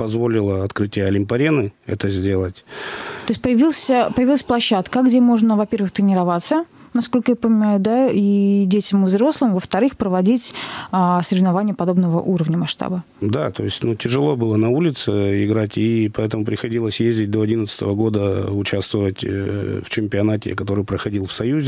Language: Russian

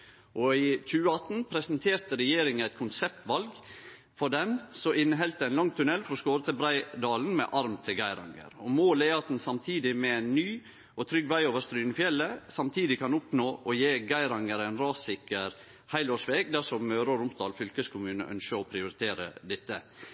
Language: Norwegian Nynorsk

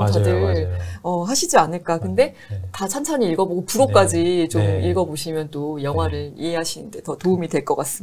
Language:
Korean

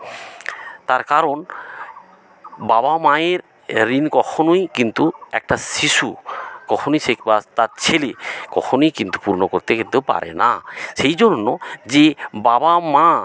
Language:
Bangla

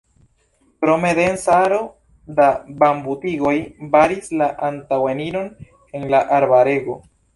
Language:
Esperanto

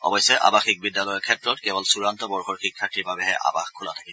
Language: Assamese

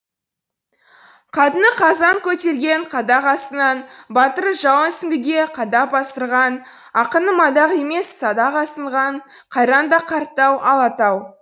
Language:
Kazakh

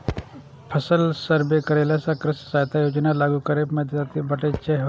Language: Maithili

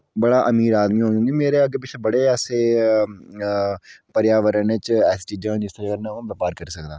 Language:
Dogri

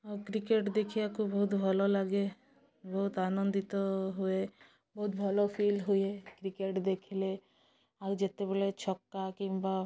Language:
Odia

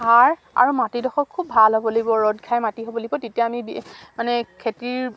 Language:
Assamese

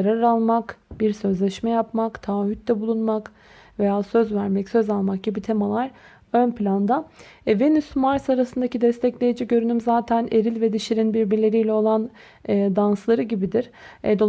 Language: Turkish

